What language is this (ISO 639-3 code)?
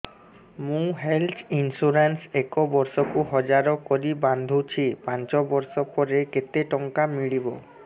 ori